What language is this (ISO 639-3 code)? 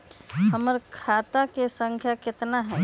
mag